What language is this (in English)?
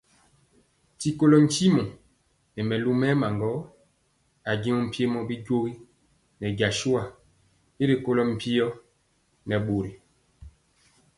Mpiemo